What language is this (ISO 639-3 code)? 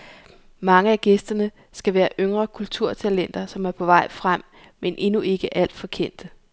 dan